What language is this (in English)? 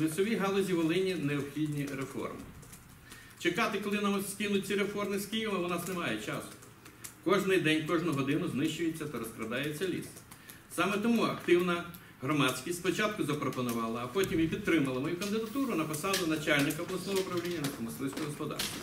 Ukrainian